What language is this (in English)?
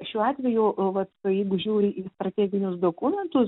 Lithuanian